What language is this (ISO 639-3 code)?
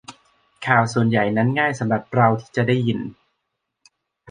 tha